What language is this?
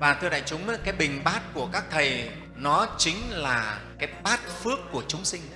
Vietnamese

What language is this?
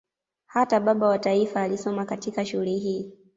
Swahili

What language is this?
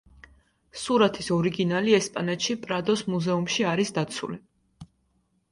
Georgian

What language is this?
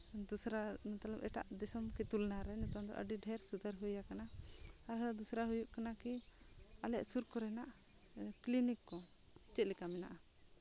Santali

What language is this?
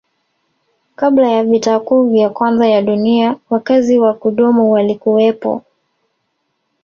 Swahili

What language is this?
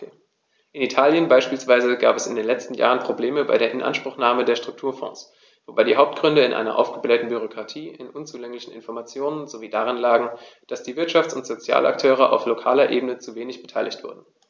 German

